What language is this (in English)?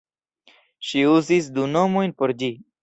Esperanto